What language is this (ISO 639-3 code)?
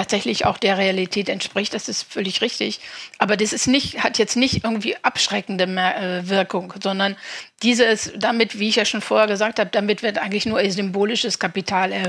deu